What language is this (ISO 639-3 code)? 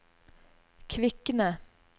nor